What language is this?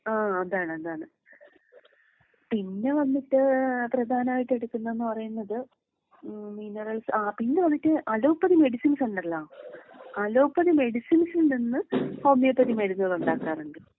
Malayalam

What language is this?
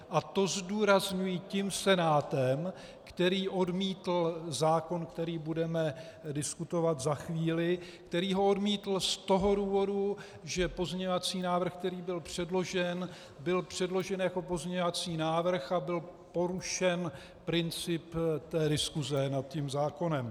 Czech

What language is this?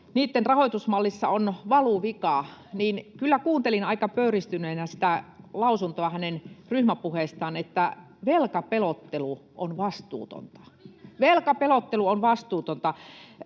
Finnish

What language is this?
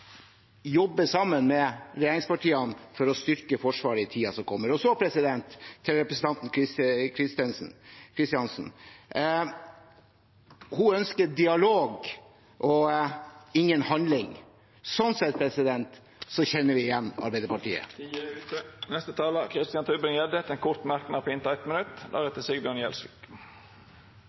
Norwegian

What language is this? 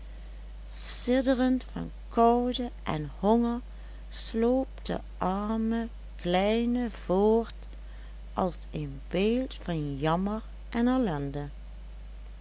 Dutch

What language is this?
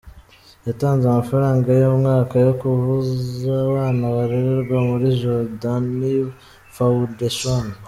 Kinyarwanda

